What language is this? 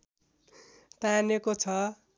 Nepali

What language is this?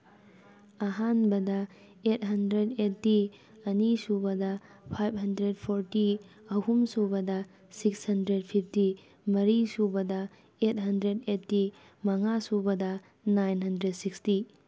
Manipuri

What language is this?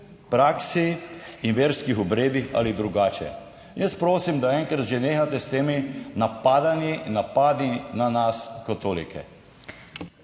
Slovenian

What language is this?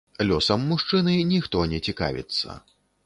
Belarusian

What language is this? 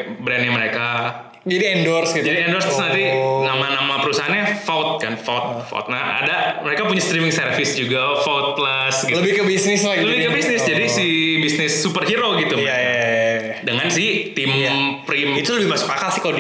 Indonesian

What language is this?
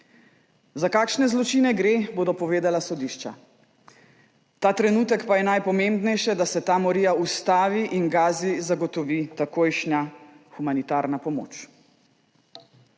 Slovenian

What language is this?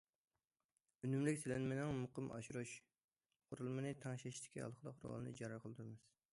Uyghur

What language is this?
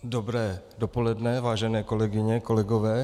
Czech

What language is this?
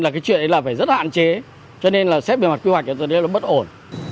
Vietnamese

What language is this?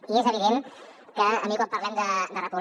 Catalan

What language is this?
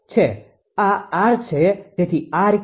Gujarati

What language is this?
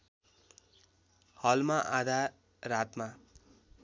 Nepali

